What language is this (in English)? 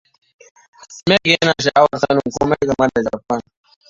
Hausa